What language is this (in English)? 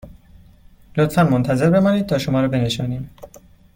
Persian